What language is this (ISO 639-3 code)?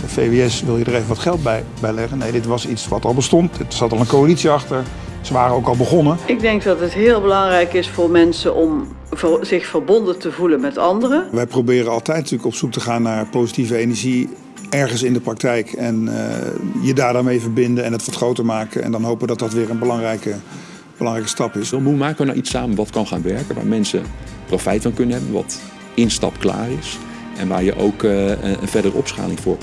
nld